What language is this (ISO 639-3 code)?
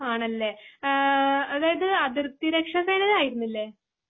mal